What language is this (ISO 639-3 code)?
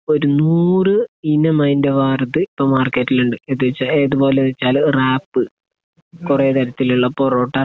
mal